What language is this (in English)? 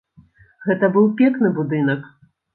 Belarusian